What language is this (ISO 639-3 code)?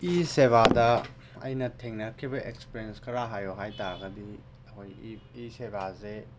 mni